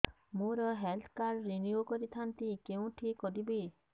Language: Odia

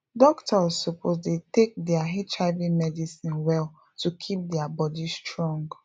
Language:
Nigerian Pidgin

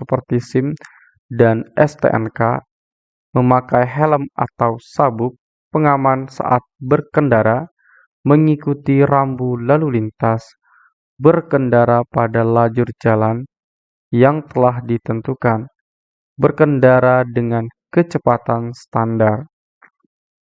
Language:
Indonesian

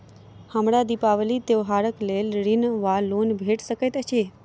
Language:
Maithili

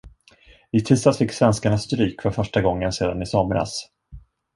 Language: Swedish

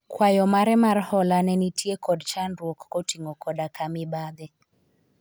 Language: Luo (Kenya and Tanzania)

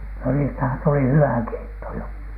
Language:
Finnish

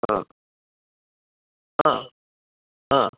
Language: Sanskrit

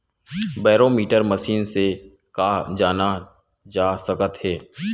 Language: Chhattisgarhi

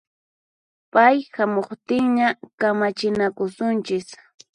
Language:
Puno Quechua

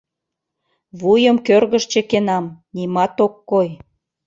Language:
Mari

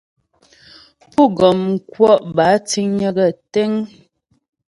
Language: Ghomala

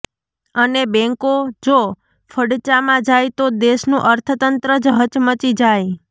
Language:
Gujarati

